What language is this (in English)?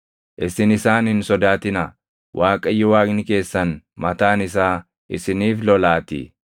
Oromo